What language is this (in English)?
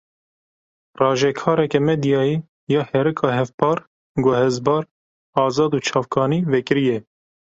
Kurdish